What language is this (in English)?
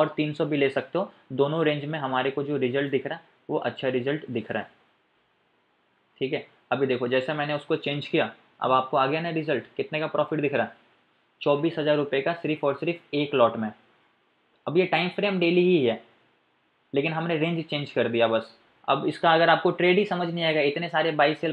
Hindi